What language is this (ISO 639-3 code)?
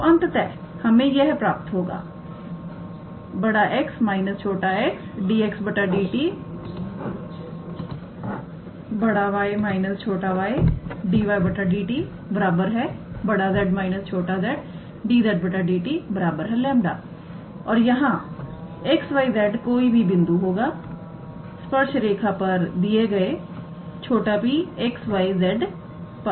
hin